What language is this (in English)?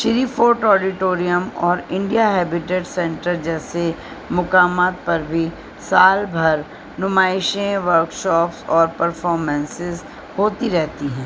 Urdu